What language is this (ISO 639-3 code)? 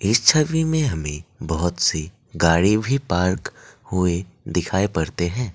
hin